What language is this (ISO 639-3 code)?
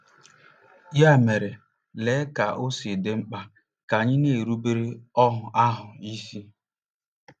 ibo